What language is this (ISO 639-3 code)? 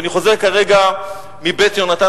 heb